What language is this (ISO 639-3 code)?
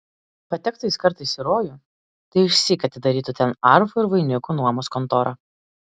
lit